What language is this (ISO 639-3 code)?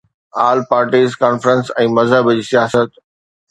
snd